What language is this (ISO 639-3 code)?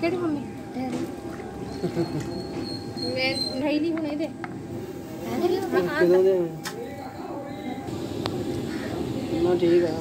ind